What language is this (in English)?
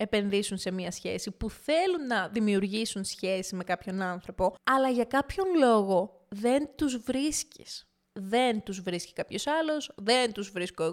Greek